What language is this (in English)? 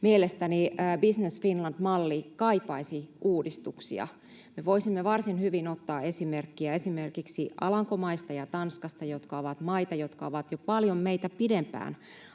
Finnish